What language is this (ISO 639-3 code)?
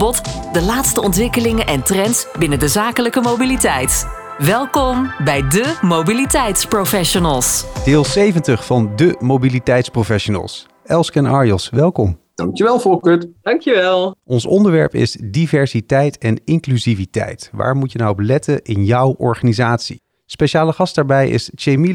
nld